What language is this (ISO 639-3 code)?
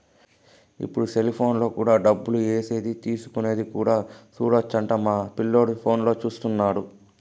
tel